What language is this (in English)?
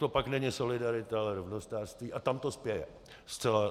Czech